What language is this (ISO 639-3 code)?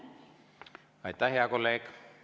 est